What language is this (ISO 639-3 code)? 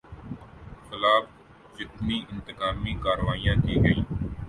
urd